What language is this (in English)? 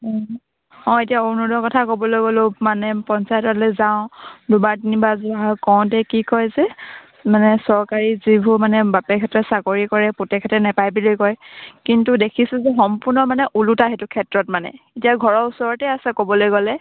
Assamese